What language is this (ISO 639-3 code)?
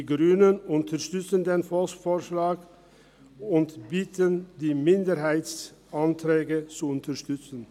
gsw